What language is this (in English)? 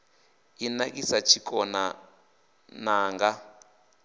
Venda